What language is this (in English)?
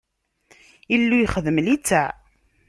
Kabyle